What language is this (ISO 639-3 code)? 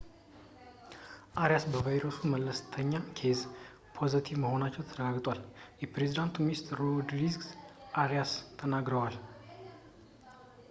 amh